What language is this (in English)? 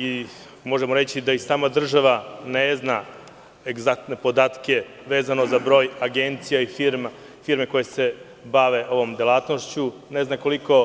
Serbian